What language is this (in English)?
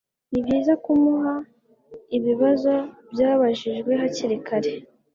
Kinyarwanda